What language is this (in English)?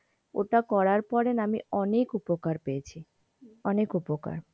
Bangla